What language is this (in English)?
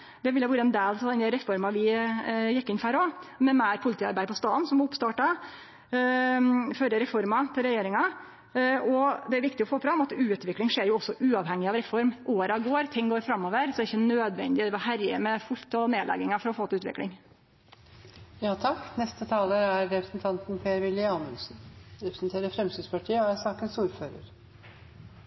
Norwegian